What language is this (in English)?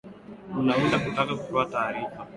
Swahili